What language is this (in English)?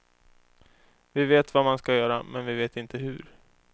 Swedish